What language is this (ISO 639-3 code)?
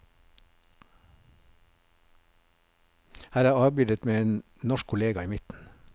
nor